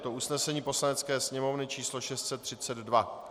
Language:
Czech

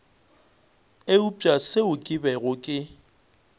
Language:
Northern Sotho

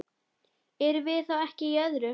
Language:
Icelandic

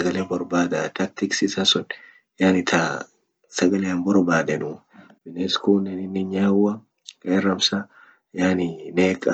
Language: Orma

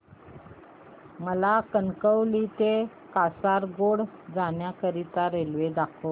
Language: Marathi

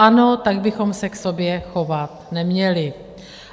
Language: Czech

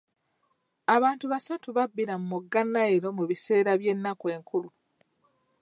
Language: Ganda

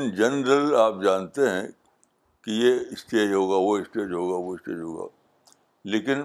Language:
Urdu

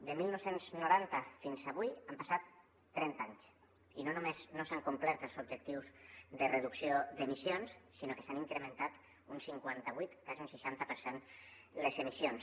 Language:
Catalan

